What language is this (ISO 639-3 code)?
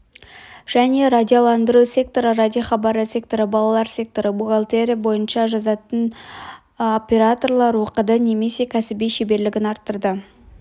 kaz